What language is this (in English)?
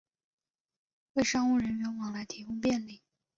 Chinese